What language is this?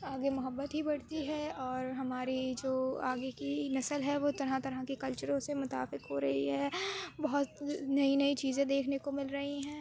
Urdu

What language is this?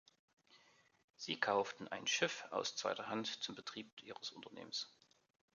German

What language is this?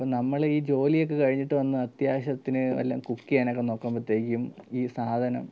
Malayalam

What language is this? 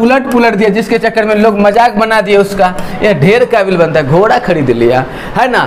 Hindi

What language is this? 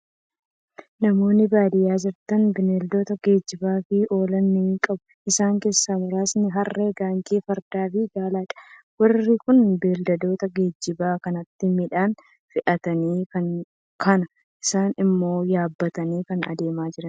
Oromo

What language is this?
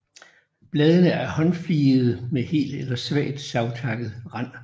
Danish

